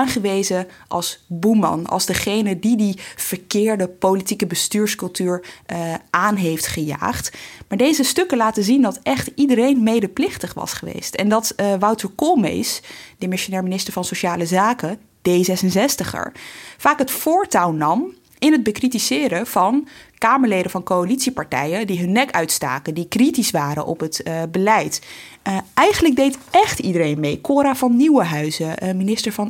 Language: Dutch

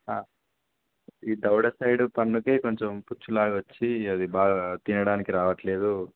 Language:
Telugu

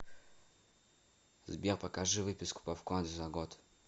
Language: Russian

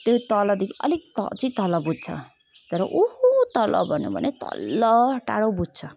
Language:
Nepali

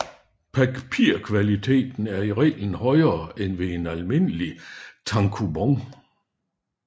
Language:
Danish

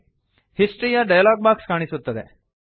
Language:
Kannada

